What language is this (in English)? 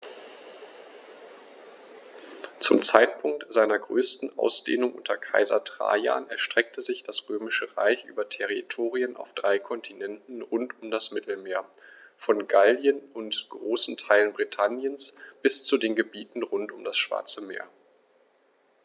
German